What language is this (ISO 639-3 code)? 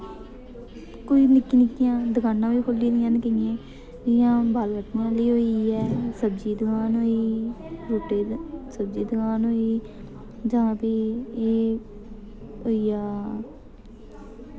doi